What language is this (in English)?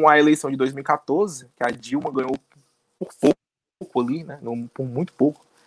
Portuguese